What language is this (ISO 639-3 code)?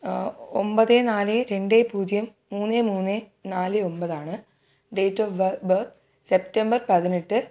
mal